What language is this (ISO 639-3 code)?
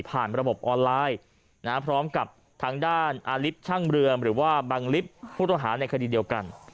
tha